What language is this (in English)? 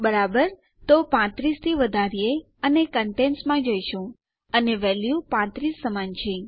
Gujarati